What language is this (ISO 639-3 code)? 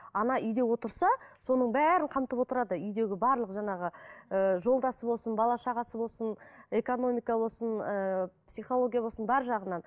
kaz